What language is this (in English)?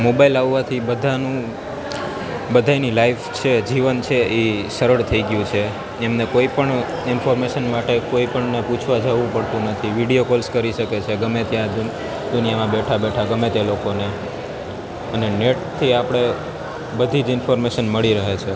Gujarati